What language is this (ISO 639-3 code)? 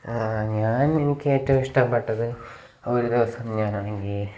mal